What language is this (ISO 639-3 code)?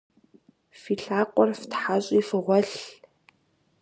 kbd